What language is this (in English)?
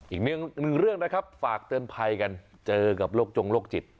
Thai